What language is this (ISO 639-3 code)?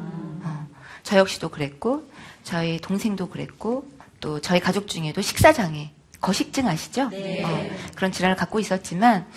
kor